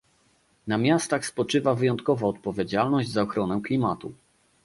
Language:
Polish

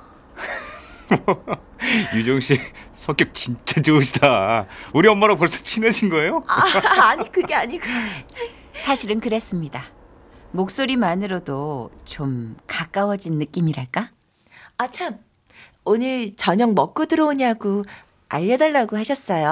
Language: Korean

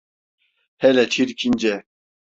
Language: Turkish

